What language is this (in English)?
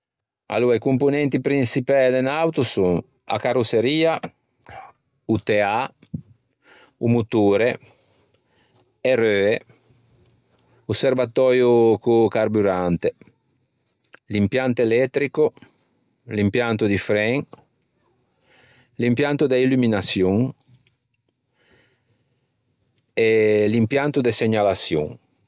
Ligurian